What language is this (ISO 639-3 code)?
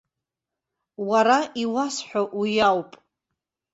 abk